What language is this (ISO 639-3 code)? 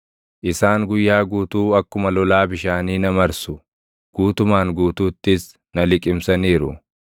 orm